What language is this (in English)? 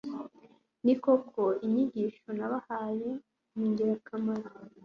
Kinyarwanda